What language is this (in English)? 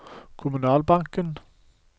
Norwegian